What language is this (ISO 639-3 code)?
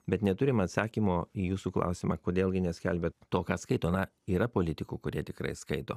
lit